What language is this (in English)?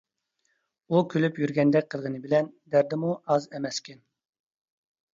Uyghur